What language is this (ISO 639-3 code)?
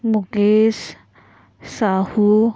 mar